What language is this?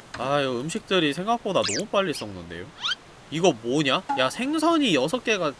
Korean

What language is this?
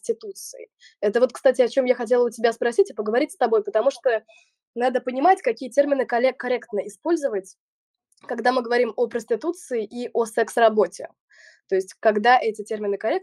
Russian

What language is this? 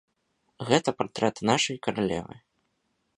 Belarusian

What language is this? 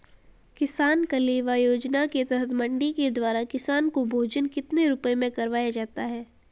Hindi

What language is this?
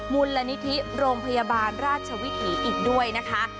Thai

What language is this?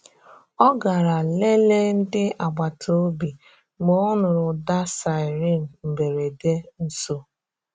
Igbo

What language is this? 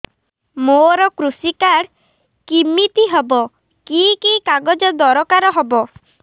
Odia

